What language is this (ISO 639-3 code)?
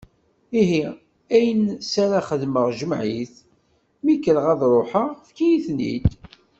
kab